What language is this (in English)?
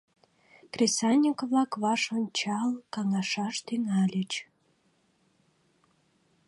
Mari